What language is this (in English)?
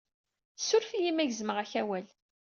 Kabyle